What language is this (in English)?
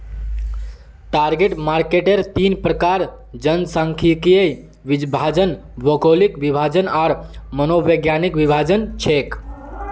Magahi